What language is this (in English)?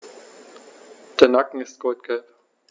German